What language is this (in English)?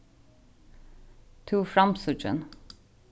Faroese